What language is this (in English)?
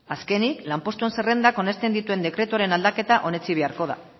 Basque